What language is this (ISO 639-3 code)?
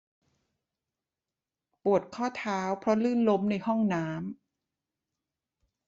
tha